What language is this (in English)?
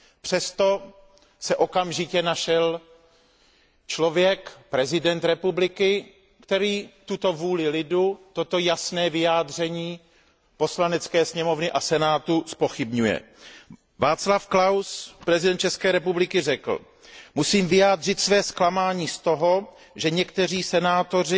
Czech